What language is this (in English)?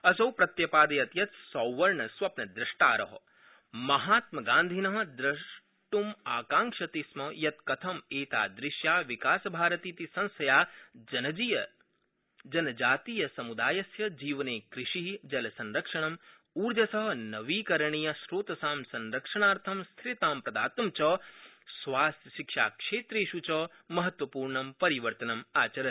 Sanskrit